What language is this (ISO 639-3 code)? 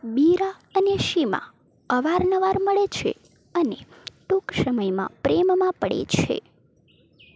guj